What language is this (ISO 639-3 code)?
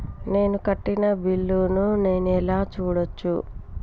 tel